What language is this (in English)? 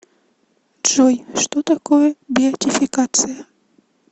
Russian